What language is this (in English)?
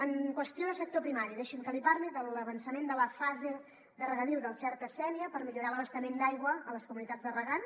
Catalan